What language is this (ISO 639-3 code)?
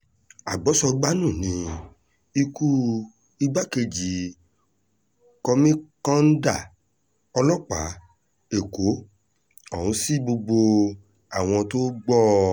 yor